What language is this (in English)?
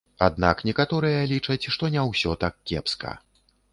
Belarusian